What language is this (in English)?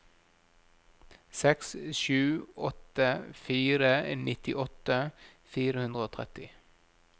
Norwegian